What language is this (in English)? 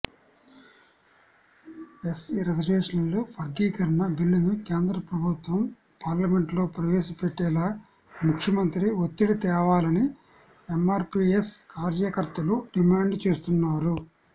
Telugu